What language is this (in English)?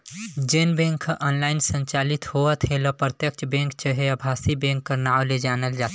Chhattisgarhi